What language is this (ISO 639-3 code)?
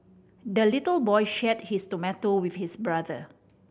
eng